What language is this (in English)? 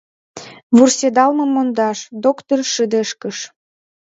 Mari